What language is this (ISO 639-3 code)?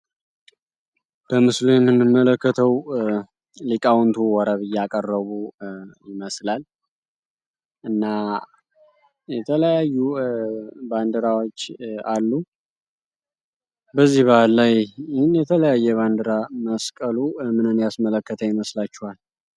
amh